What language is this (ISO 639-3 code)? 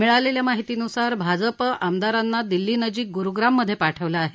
mar